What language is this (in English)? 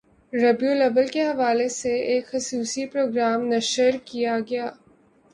Urdu